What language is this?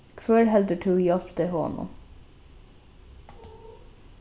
Faroese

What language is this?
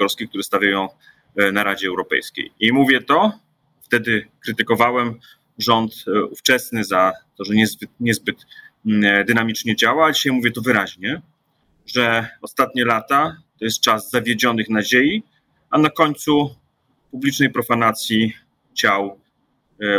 Polish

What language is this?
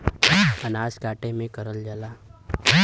Bhojpuri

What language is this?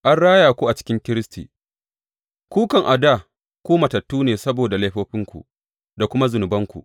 Hausa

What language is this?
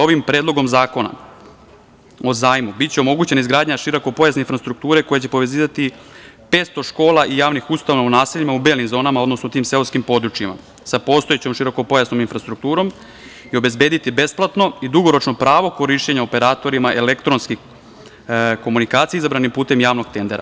Serbian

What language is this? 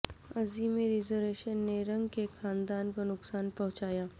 Urdu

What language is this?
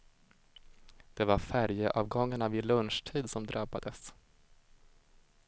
Swedish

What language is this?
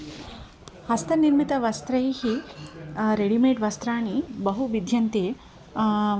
Sanskrit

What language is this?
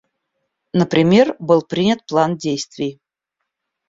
Russian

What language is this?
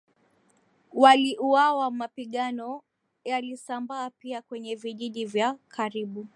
Swahili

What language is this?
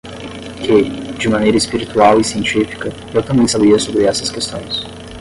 Portuguese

